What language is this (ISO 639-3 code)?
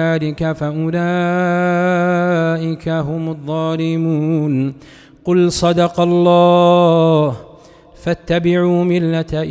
ara